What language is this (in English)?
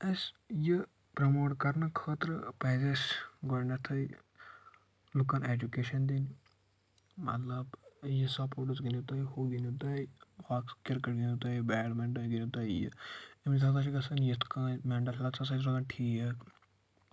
Kashmiri